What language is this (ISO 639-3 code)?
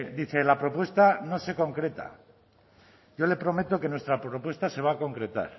spa